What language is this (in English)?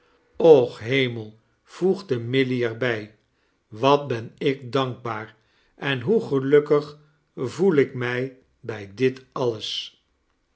Dutch